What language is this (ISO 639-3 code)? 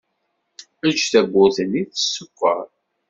kab